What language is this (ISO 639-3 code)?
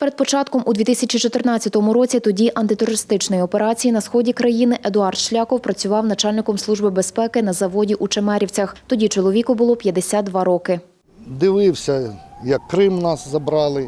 ukr